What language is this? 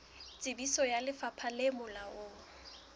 Southern Sotho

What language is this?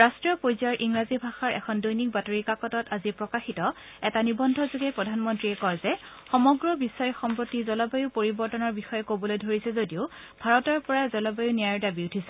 Assamese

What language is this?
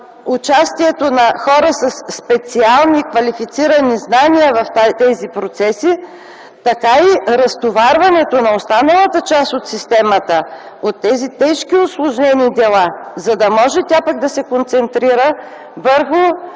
Bulgarian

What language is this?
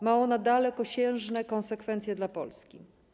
Polish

